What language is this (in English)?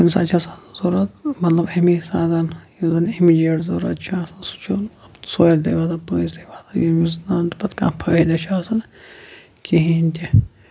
Kashmiri